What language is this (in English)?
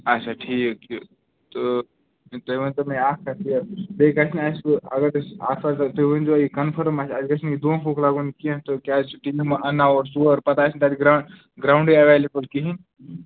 Kashmiri